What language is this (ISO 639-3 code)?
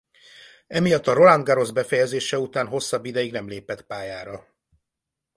hun